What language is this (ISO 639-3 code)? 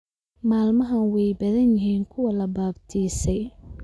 som